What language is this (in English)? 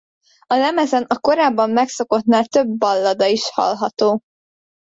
Hungarian